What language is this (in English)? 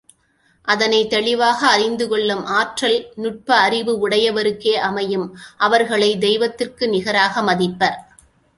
Tamil